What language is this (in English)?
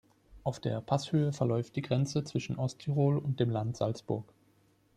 German